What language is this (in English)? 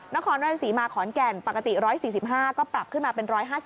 Thai